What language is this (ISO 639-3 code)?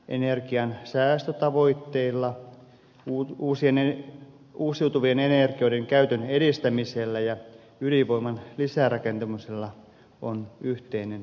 fin